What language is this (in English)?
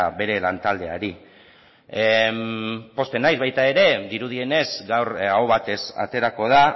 Basque